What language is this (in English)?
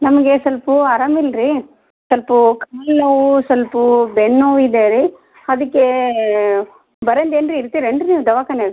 Kannada